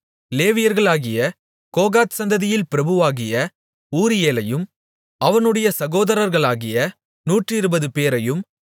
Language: Tamil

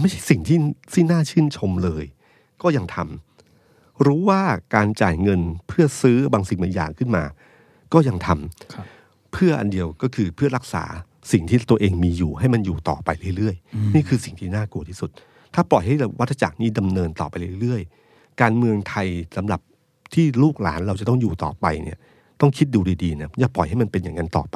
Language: Thai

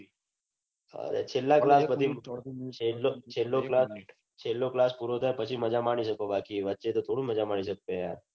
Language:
Gujarati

